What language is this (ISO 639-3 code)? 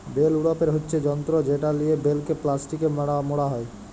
ben